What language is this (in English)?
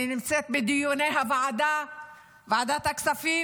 Hebrew